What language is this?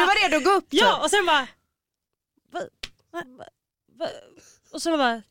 Swedish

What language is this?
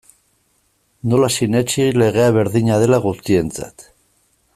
Basque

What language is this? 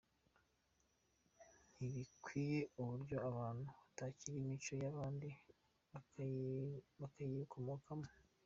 Kinyarwanda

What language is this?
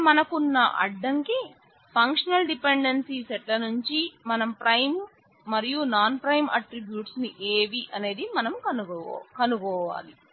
Telugu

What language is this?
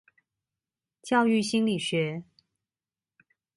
Chinese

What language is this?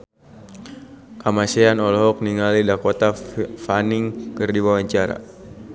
Sundanese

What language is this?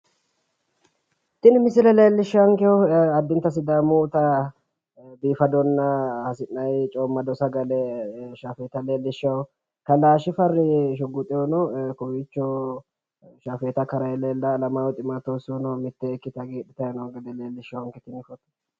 Sidamo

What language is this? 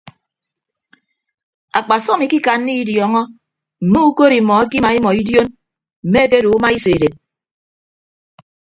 Ibibio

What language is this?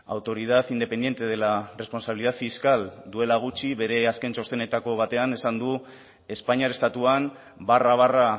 Basque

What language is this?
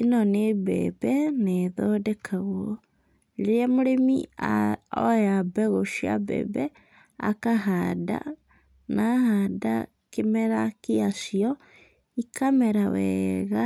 Kikuyu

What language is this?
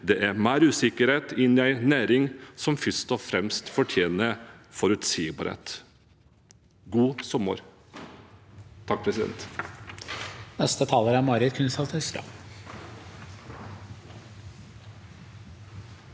Norwegian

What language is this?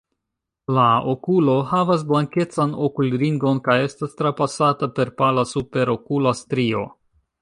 Esperanto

